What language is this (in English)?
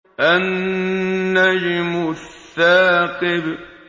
Arabic